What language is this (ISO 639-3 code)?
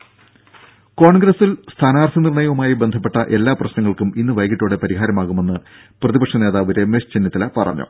mal